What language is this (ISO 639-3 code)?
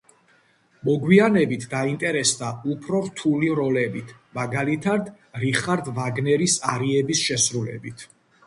kat